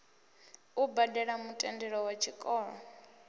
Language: Venda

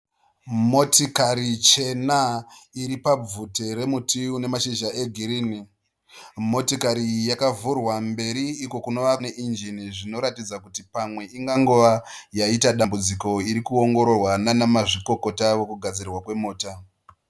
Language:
Shona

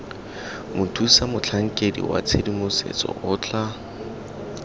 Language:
Tswana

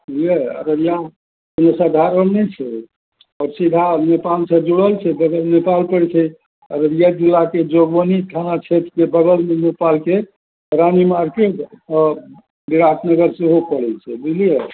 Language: Maithili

